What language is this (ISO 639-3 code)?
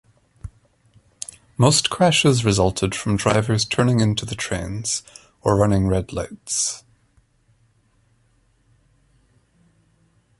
eng